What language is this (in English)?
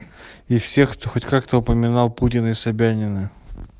Russian